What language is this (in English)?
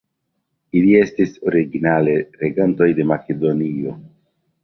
Esperanto